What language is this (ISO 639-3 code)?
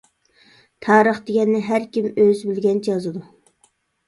uig